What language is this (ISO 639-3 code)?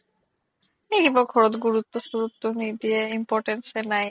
asm